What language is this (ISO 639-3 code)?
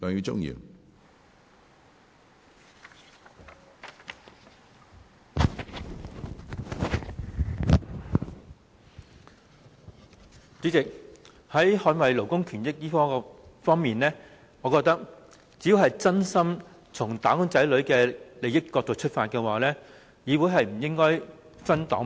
yue